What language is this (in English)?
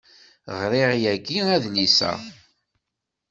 Kabyle